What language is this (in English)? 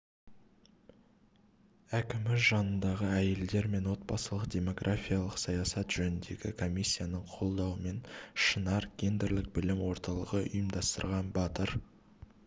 Kazakh